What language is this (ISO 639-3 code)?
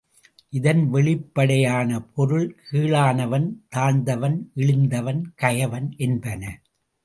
tam